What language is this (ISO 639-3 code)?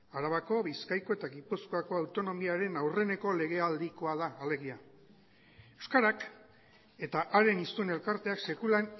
eus